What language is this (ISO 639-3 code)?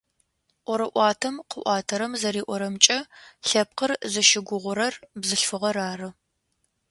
ady